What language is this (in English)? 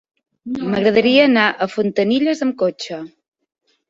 Catalan